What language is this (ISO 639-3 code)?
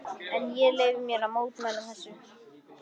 isl